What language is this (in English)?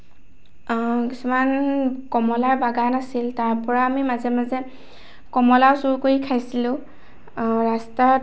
Assamese